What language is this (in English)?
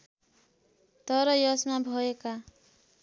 Nepali